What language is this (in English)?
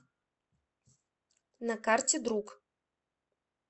Russian